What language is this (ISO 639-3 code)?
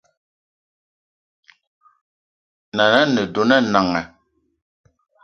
eto